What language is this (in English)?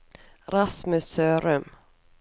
Norwegian